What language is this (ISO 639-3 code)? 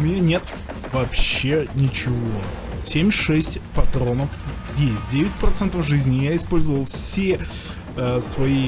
rus